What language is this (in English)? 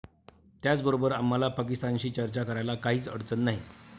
Marathi